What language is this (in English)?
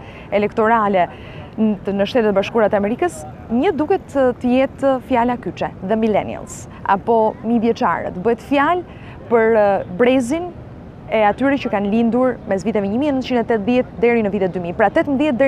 Romanian